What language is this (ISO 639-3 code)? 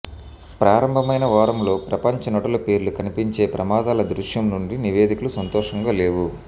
tel